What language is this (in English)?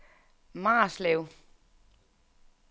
Danish